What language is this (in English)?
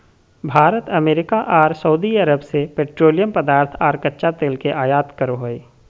Magahi